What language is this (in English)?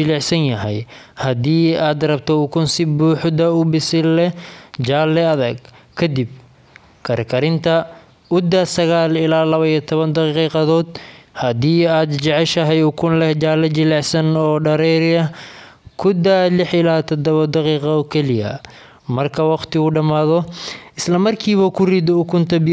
Somali